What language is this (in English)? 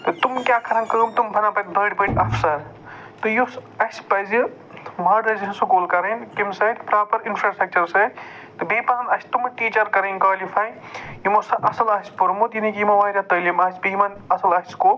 Kashmiri